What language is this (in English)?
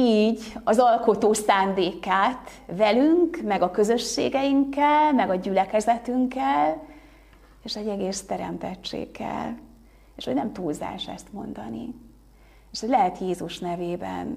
Hungarian